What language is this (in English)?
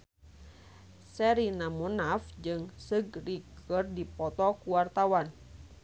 Sundanese